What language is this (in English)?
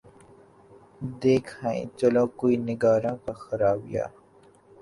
Urdu